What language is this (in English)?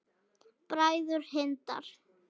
Icelandic